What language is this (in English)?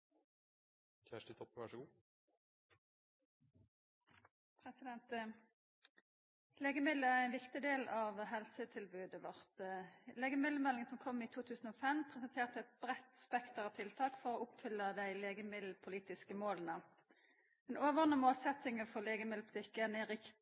Norwegian Nynorsk